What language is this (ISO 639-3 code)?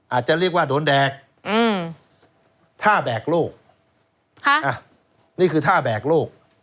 tha